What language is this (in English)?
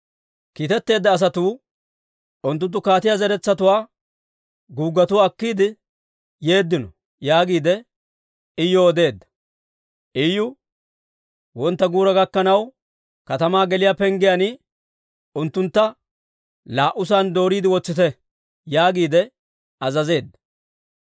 Dawro